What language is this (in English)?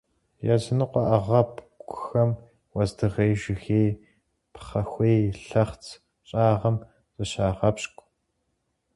Kabardian